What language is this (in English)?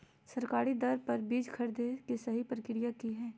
Magahi